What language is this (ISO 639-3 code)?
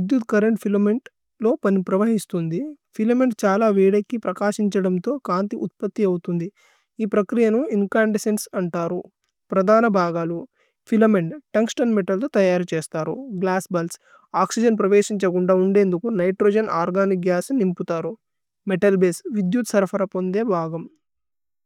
tcy